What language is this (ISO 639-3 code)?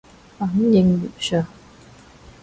yue